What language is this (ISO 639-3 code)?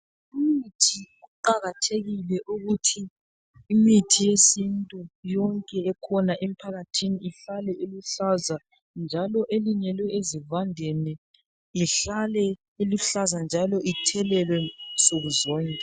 nde